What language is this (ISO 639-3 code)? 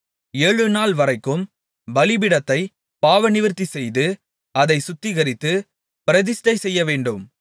tam